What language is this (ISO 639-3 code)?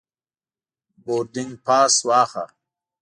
pus